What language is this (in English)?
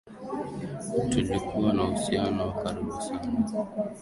Swahili